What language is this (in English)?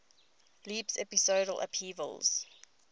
English